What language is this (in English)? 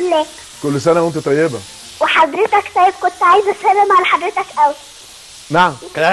Arabic